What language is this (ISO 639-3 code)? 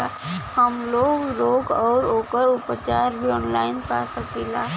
bho